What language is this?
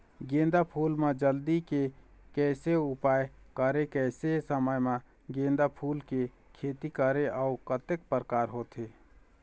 Chhattisgarhi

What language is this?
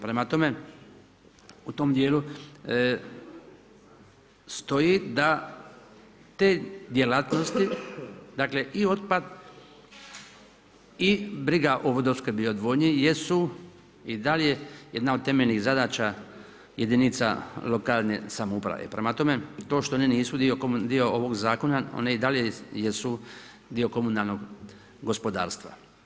Croatian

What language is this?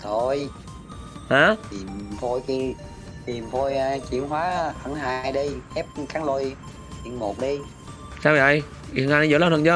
Vietnamese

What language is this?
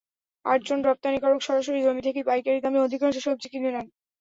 Bangla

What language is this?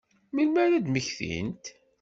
Kabyle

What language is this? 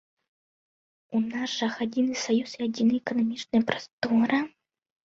Belarusian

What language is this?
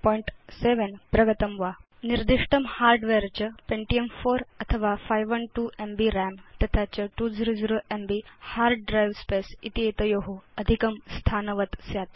Sanskrit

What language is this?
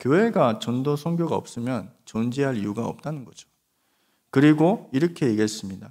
Korean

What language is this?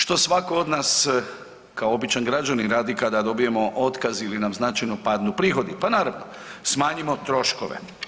Croatian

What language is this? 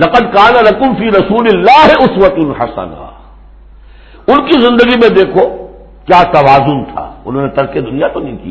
Urdu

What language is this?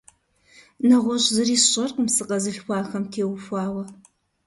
Kabardian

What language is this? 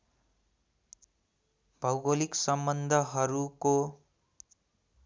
Nepali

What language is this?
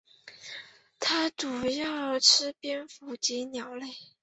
Chinese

